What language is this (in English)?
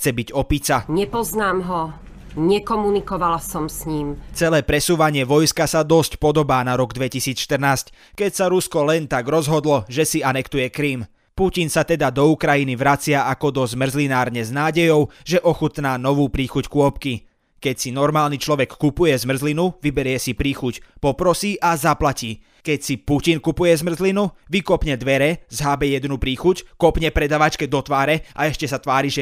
Slovak